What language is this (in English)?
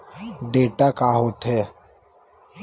Chhattisgarhi